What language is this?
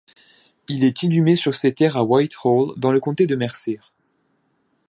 French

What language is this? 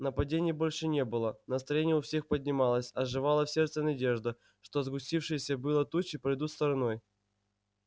Russian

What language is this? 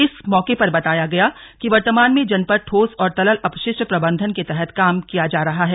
Hindi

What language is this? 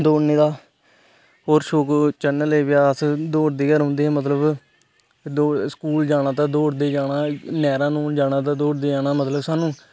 Dogri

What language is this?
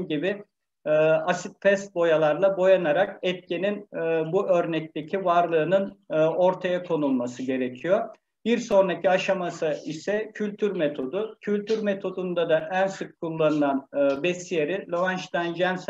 Turkish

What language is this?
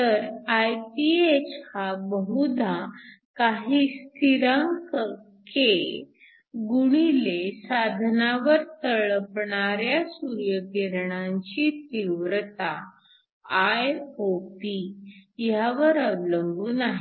Marathi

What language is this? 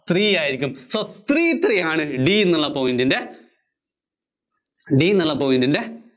Malayalam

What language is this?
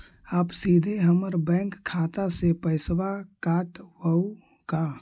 Magahi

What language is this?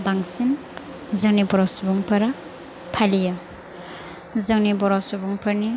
Bodo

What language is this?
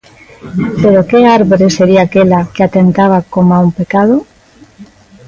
Galician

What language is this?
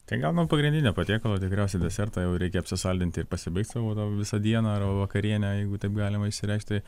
Lithuanian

